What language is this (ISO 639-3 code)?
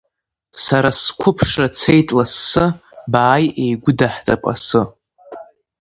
abk